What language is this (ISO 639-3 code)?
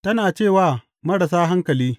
hau